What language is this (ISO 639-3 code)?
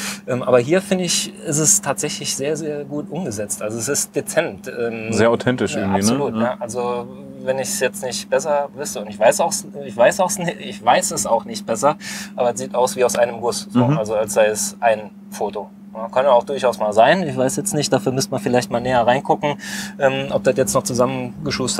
deu